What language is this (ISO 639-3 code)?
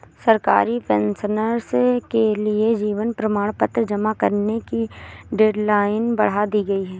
hin